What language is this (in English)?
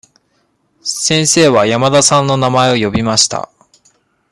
Japanese